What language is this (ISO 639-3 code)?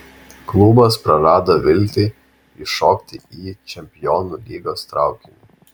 lit